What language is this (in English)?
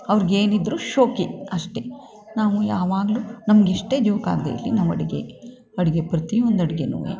Kannada